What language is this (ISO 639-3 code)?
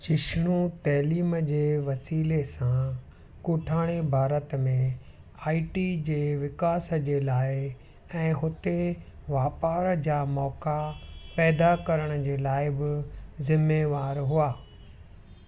snd